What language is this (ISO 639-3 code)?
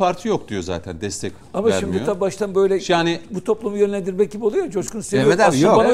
tur